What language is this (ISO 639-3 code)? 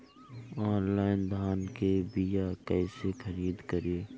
bho